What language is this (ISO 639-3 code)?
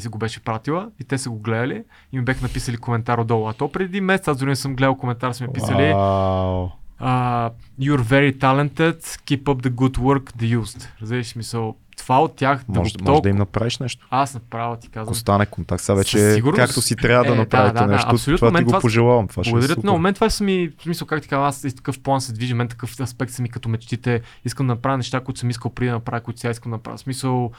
bul